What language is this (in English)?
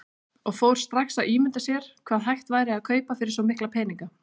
Icelandic